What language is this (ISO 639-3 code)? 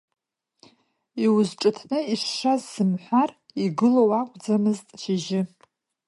abk